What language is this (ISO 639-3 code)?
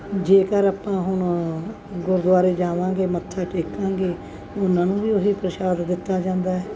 pan